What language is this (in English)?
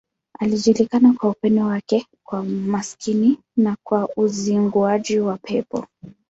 Swahili